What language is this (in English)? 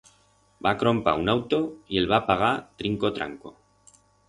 Aragonese